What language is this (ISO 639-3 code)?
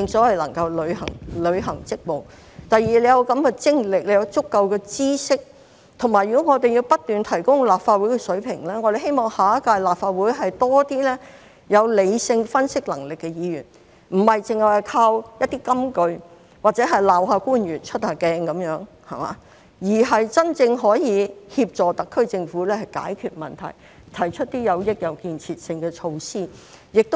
yue